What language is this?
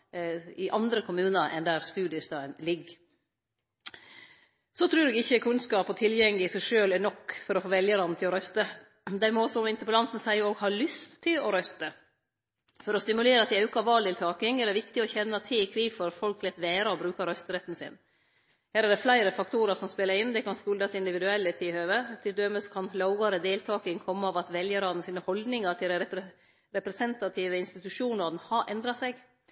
Norwegian Nynorsk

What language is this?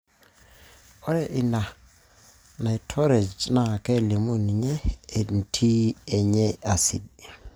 Masai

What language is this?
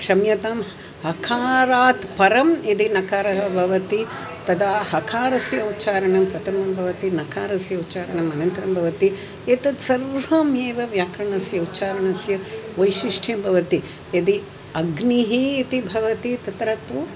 Sanskrit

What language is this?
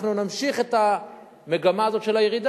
Hebrew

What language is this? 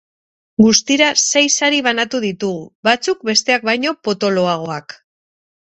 Basque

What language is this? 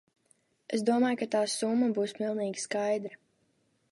Latvian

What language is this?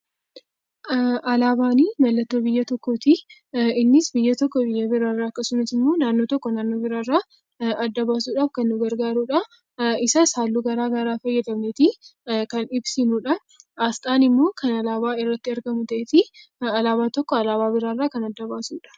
Oromo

